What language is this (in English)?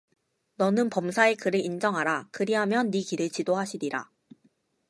Korean